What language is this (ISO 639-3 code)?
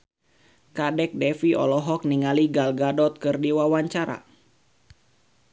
sun